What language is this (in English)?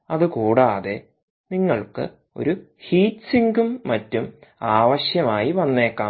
Malayalam